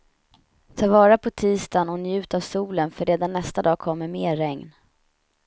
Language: Swedish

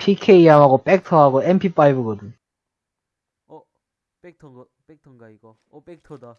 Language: Korean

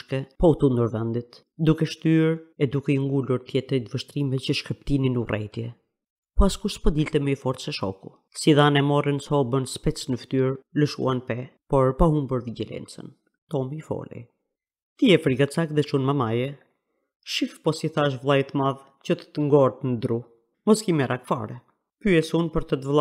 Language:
Greek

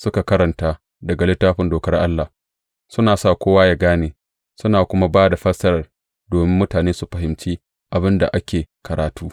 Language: Hausa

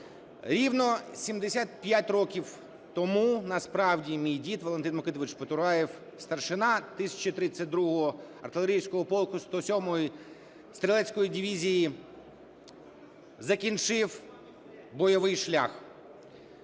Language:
Ukrainian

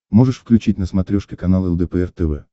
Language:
Russian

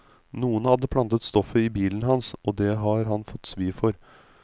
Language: Norwegian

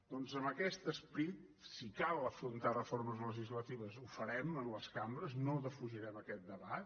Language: Catalan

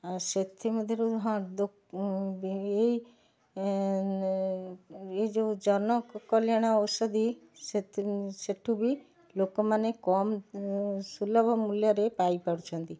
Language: Odia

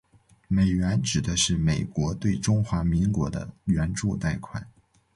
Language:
Chinese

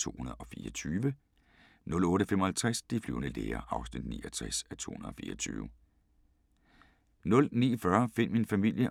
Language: Danish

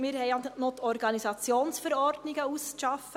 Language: Swiss German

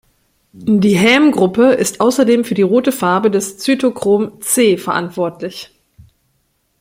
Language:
German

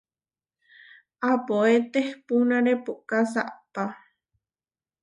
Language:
Huarijio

